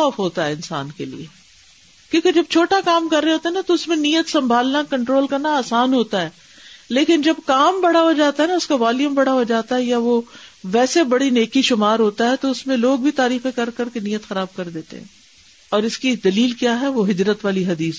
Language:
Urdu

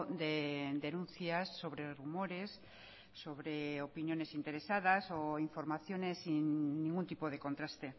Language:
Spanish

